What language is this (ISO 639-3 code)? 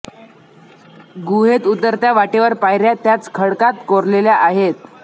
mar